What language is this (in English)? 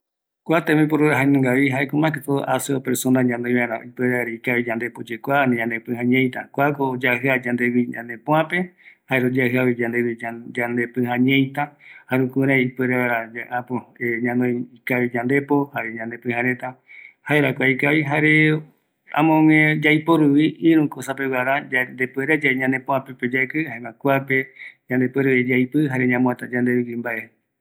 Eastern Bolivian Guaraní